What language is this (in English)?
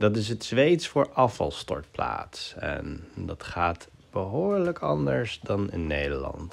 Dutch